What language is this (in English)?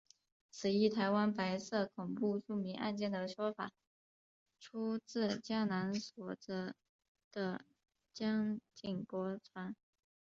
Chinese